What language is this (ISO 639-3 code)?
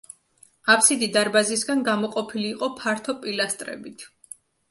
kat